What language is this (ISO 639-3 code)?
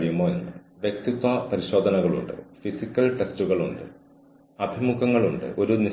mal